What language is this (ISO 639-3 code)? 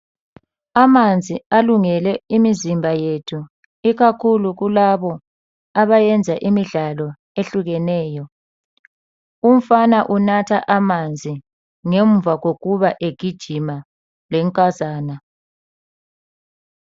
nde